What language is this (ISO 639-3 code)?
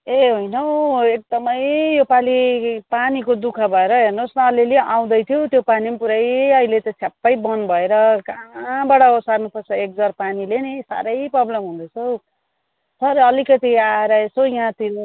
nep